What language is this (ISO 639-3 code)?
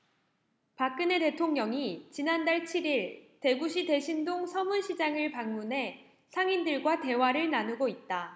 kor